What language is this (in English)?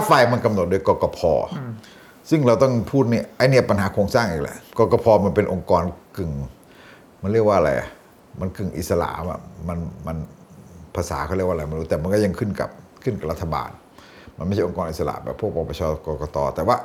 Thai